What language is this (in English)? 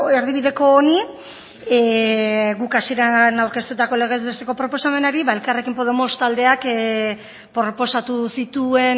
Basque